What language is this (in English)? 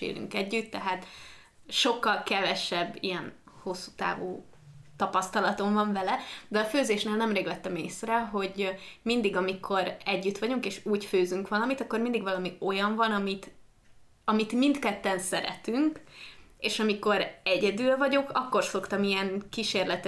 Hungarian